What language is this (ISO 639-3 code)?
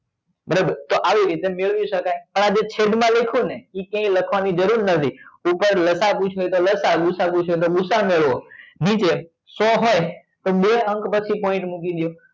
guj